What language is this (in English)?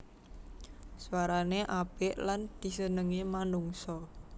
Javanese